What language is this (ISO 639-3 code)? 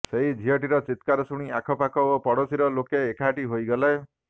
ori